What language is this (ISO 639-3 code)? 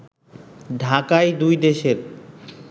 ben